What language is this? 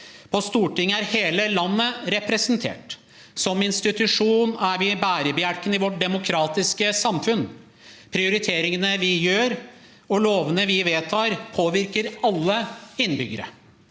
Norwegian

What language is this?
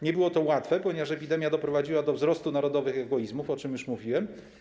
Polish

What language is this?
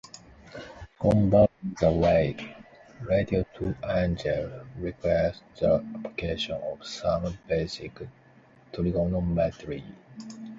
English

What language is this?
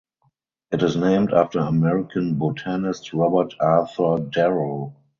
English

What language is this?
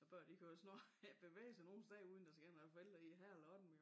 Danish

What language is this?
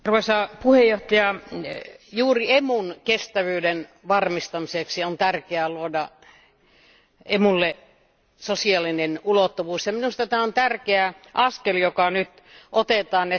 Finnish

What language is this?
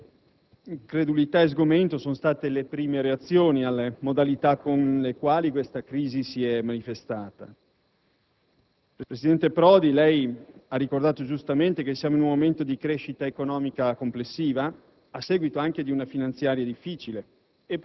Italian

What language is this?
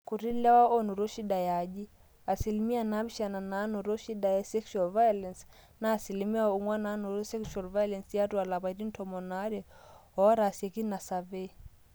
Masai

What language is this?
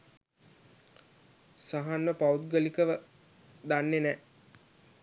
Sinhala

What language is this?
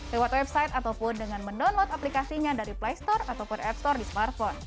Indonesian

